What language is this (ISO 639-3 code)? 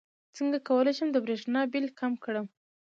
pus